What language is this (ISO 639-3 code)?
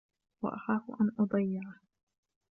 ara